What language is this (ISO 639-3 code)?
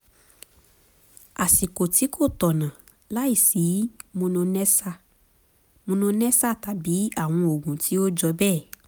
yor